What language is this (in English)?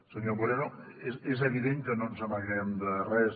Catalan